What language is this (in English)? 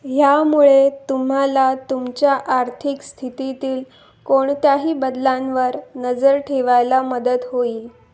Marathi